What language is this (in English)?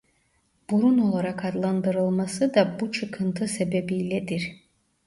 Turkish